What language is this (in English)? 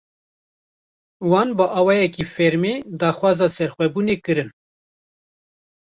Kurdish